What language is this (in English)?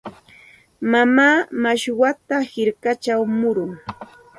Santa Ana de Tusi Pasco Quechua